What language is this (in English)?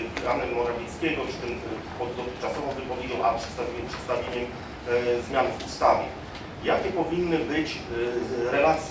Polish